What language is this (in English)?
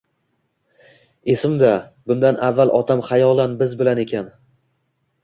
Uzbek